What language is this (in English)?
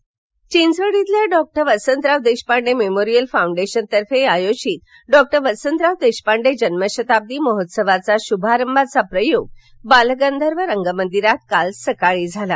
Marathi